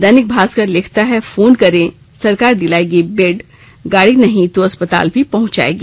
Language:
Hindi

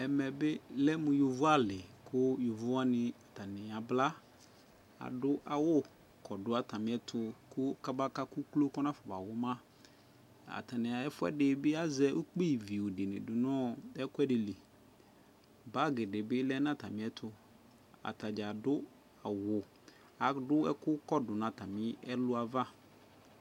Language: Ikposo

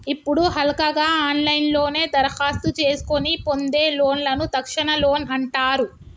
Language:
Telugu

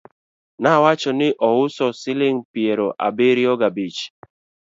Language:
Luo (Kenya and Tanzania)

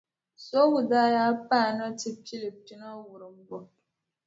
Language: Dagbani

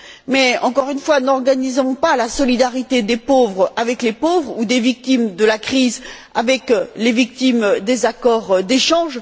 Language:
French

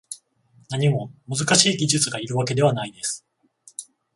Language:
Japanese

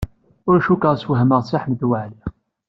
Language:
Kabyle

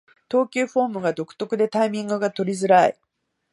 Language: Japanese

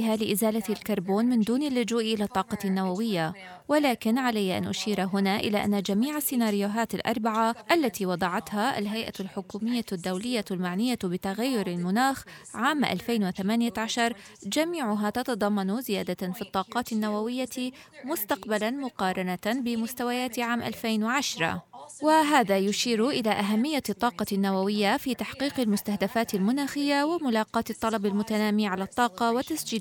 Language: Arabic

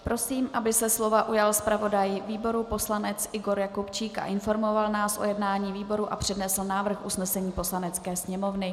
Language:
Czech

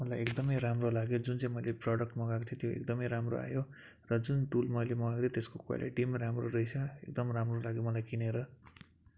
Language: Nepali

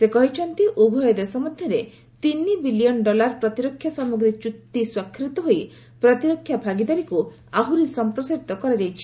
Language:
Odia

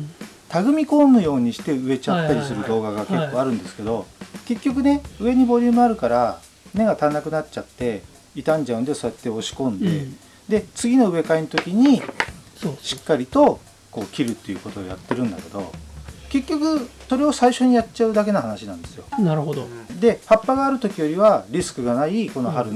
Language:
Japanese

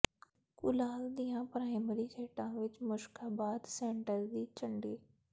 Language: Punjabi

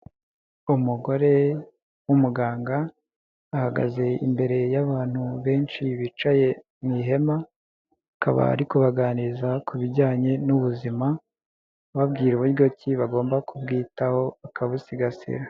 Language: Kinyarwanda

